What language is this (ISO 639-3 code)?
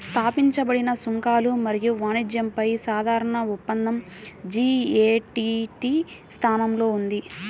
tel